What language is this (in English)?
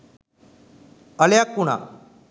Sinhala